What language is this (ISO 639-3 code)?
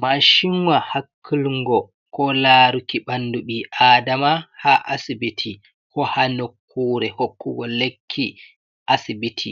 ful